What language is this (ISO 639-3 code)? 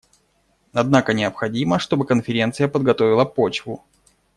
rus